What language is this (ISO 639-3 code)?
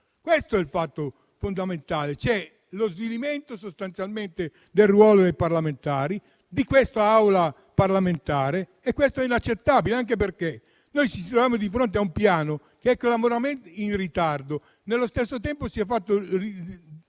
ita